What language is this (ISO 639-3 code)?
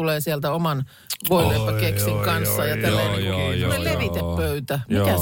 fin